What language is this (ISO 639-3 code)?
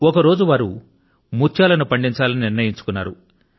tel